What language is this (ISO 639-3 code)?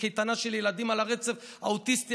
heb